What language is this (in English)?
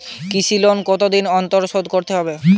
Bangla